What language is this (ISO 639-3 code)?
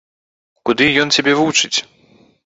bel